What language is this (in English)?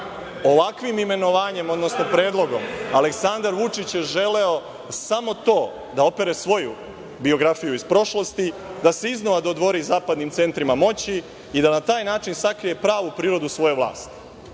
Serbian